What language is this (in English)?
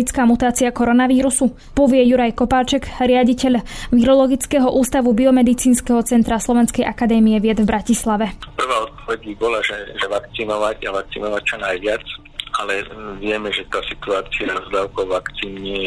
Slovak